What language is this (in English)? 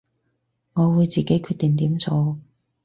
Cantonese